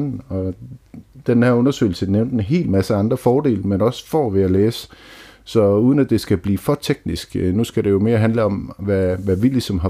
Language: Danish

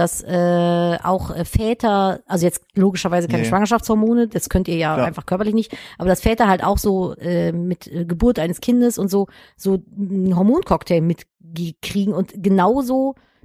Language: German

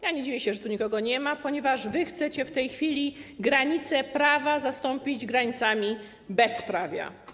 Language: Polish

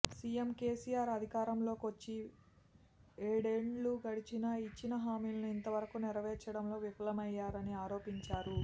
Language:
Telugu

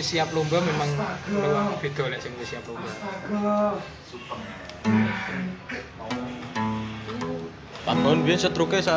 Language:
Indonesian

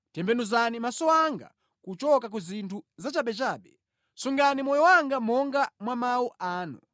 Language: Nyanja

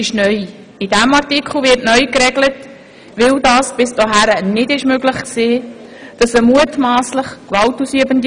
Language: Swiss German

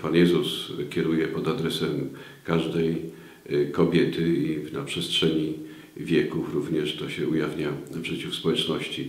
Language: Polish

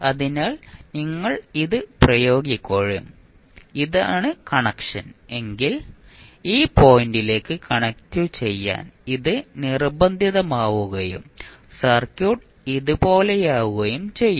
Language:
Malayalam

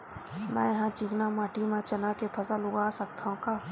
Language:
Chhattisgarhi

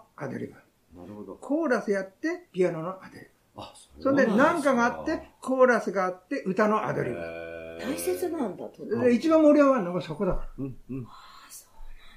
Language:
Japanese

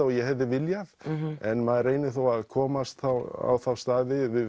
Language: Icelandic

